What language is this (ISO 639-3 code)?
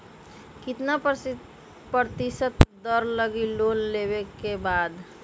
mag